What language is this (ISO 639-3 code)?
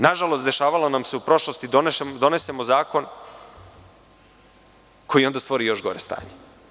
srp